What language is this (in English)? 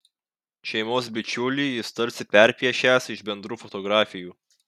Lithuanian